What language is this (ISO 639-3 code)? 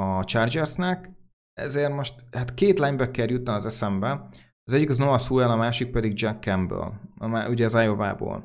hun